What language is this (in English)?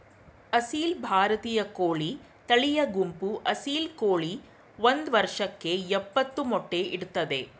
Kannada